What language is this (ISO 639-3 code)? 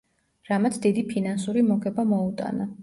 kat